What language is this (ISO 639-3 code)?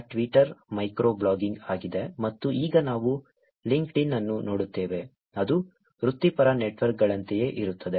kan